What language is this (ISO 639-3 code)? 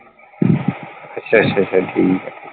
pan